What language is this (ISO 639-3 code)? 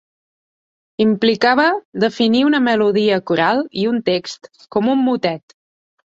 cat